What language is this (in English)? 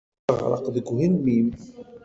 Kabyle